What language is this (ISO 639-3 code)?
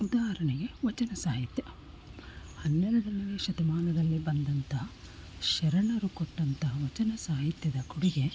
kan